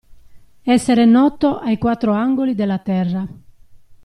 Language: Italian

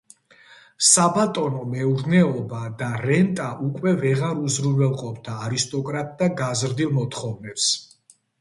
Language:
Georgian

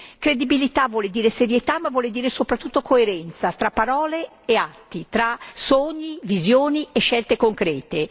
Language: Italian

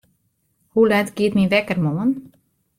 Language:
Western Frisian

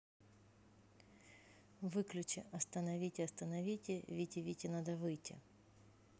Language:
Russian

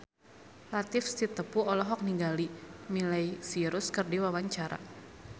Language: Sundanese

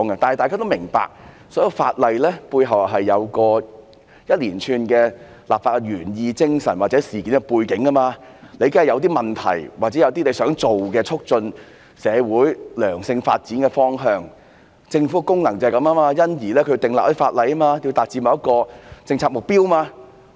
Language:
Cantonese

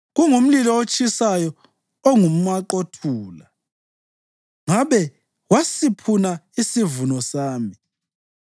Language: North Ndebele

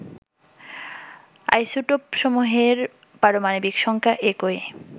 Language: Bangla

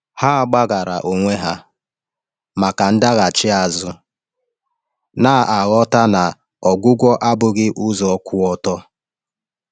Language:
Igbo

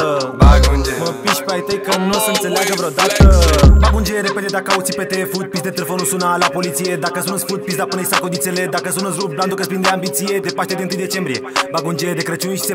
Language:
Romanian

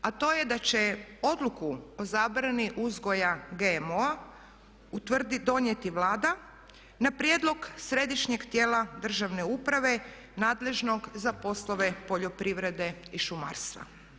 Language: Croatian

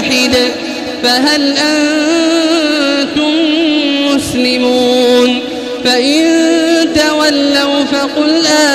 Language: Arabic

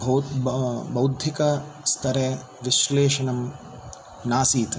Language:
Sanskrit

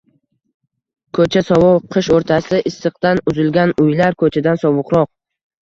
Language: Uzbek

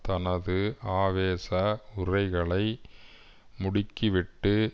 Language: Tamil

